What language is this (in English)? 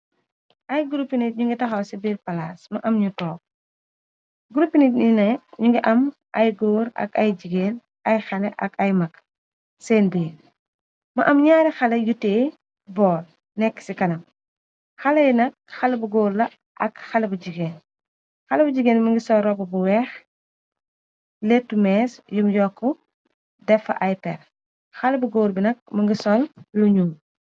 Wolof